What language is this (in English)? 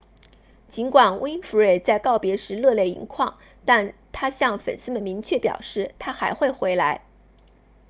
Chinese